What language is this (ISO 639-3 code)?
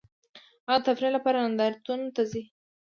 pus